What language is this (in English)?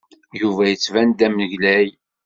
Kabyle